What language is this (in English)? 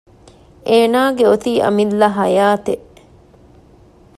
Divehi